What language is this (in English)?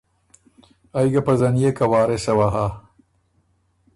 Ormuri